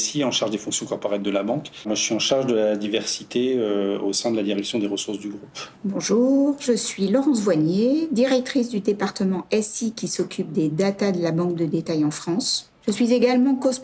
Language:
French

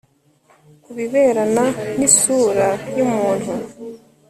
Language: Kinyarwanda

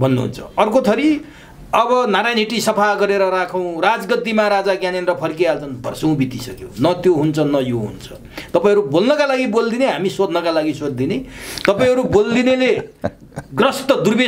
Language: Indonesian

